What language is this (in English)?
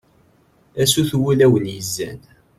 Kabyle